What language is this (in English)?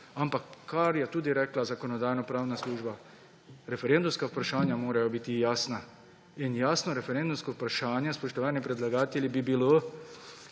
Slovenian